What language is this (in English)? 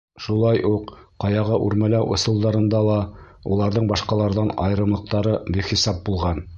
Bashkir